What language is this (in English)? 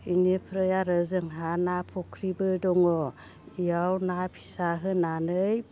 Bodo